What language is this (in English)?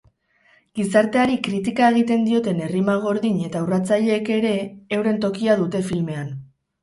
Basque